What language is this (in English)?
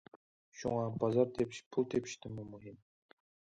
Uyghur